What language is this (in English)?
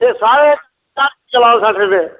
Dogri